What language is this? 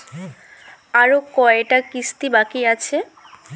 Bangla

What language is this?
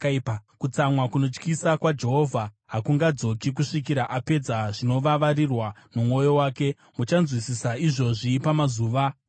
Shona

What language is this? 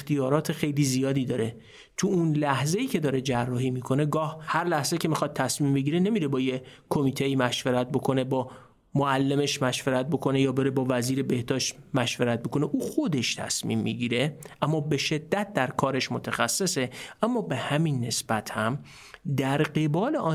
Persian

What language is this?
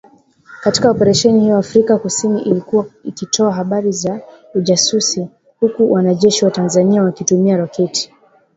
Swahili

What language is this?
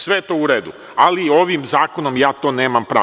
Serbian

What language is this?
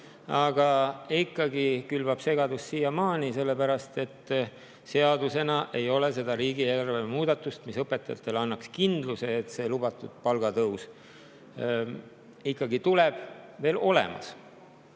Estonian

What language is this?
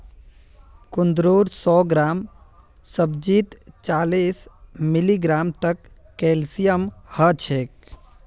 Magahi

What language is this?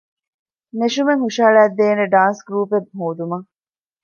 Divehi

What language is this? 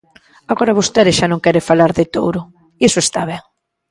Galician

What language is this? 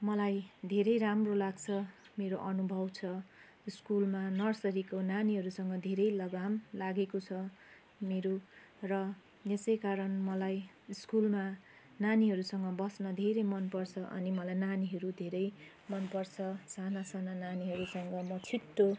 Nepali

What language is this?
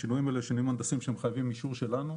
Hebrew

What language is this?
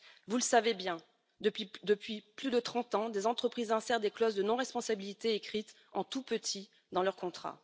French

